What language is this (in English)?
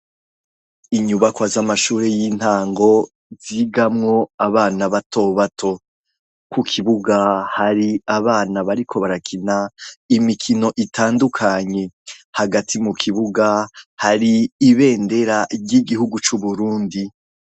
Rundi